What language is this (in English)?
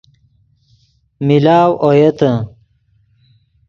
Yidgha